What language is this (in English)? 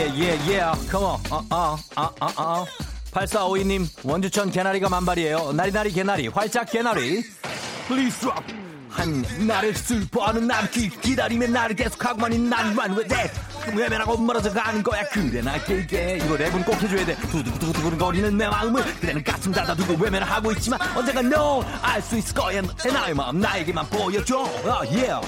Korean